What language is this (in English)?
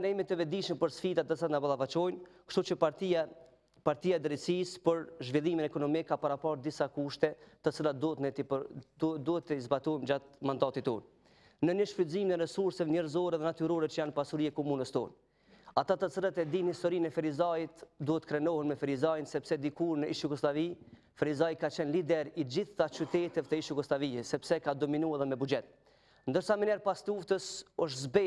Romanian